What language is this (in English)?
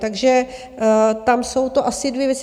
Czech